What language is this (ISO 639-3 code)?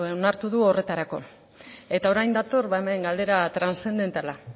eus